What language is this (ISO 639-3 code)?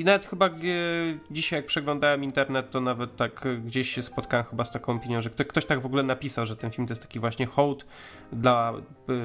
pol